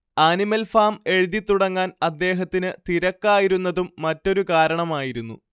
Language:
Malayalam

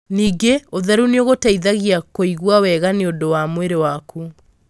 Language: Kikuyu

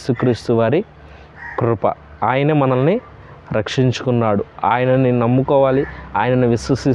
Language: English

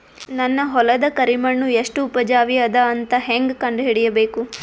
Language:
Kannada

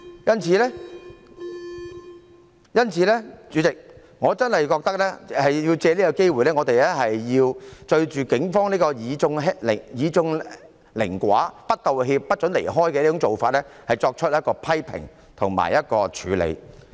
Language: Cantonese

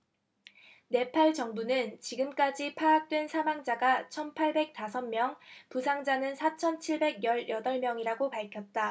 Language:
Korean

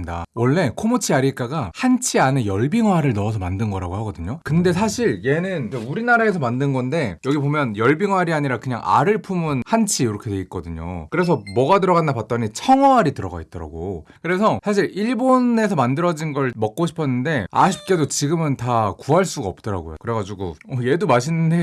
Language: Korean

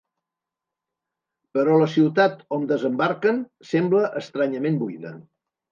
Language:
Catalan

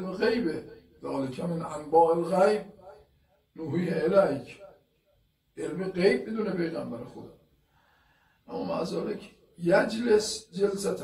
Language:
Persian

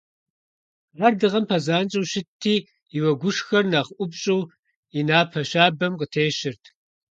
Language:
Kabardian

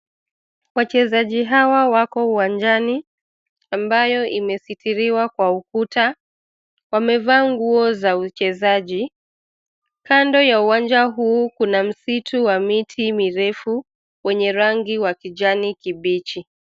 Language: Swahili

